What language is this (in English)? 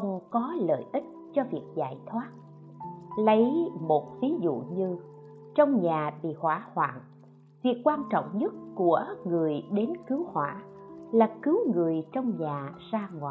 Vietnamese